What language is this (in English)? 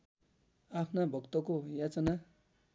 Nepali